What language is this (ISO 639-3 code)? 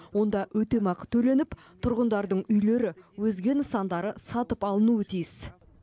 kaz